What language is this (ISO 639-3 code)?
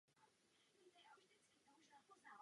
ces